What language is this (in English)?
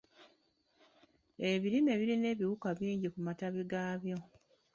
Ganda